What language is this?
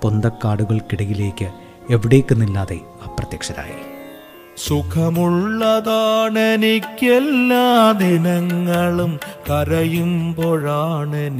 Malayalam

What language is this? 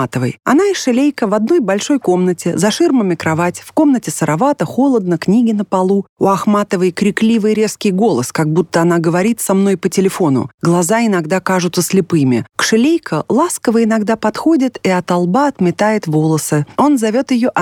Russian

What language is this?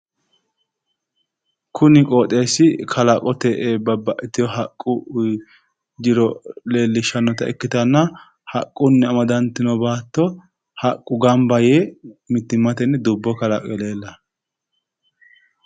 Sidamo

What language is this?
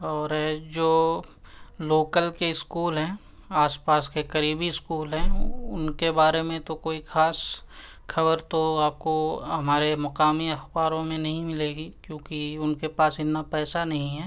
Urdu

